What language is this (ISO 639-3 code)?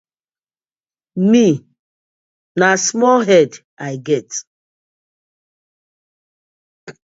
pcm